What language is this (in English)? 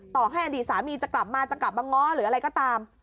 Thai